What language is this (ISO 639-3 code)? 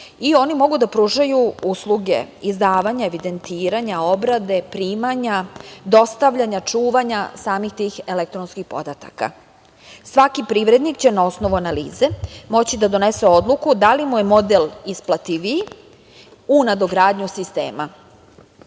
srp